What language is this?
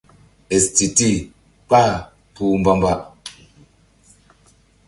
Mbum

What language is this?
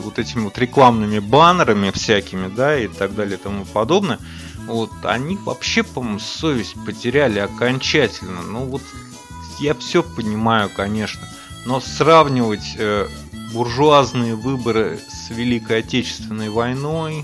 Russian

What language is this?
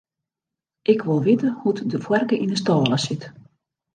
Western Frisian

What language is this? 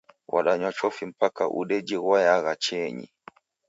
Taita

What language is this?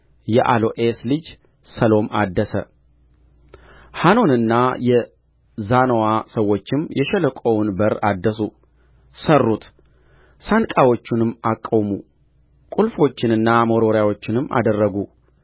Amharic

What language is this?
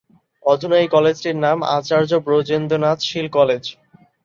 Bangla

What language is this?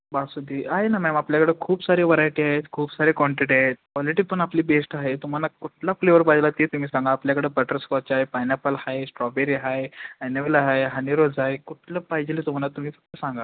Marathi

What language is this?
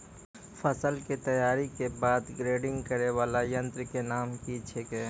Maithili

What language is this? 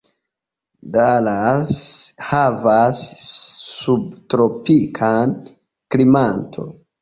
Esperanto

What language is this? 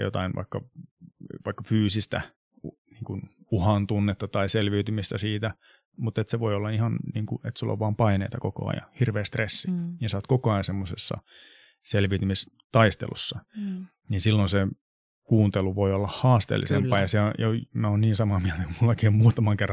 Finnish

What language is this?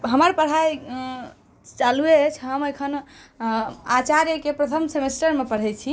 Maithili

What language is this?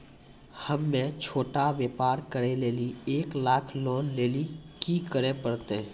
Maithili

